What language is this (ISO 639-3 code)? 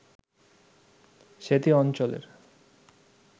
ben